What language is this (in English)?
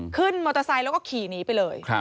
Thai